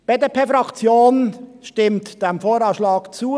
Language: Swiss German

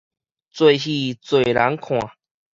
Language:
Min Nan Chinese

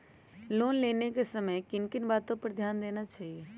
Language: Magahi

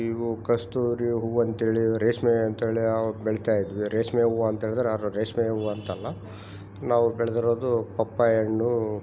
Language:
Kannada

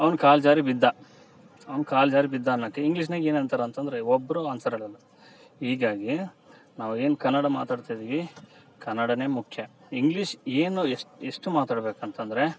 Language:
Kannada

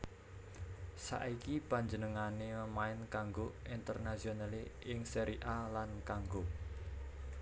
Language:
Javanese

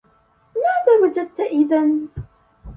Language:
Arabic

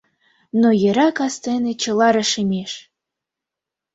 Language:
Mari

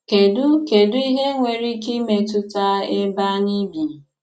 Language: Igbo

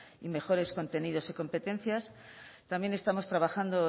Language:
Spanish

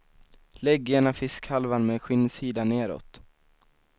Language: Swedish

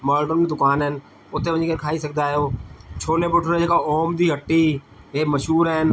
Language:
Sindhi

